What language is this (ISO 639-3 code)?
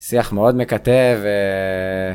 heb